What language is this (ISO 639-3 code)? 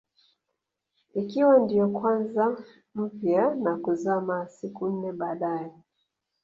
swa